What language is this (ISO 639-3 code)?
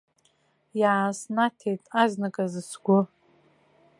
abk